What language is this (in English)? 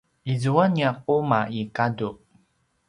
Paiwan